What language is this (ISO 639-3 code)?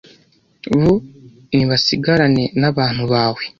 kin